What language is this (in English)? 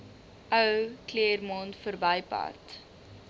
Afrikaans